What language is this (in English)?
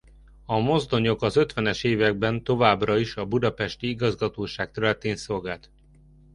Hungarian